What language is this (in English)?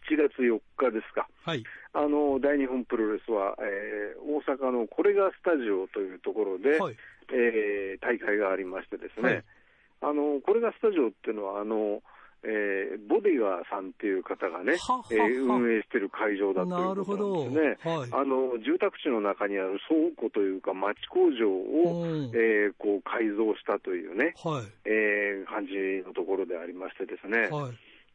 Japanese